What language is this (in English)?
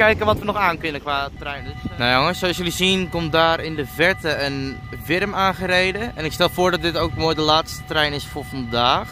Dutch